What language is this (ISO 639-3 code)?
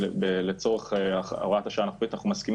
heb